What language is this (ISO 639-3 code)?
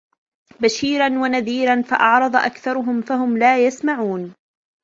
ara